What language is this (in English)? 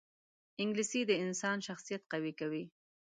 Pashto